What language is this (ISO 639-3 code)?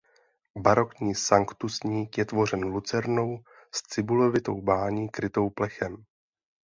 ces